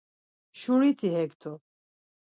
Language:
Laz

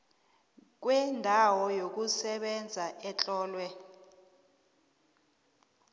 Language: South Ndebele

